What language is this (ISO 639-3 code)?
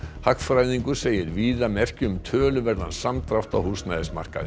isl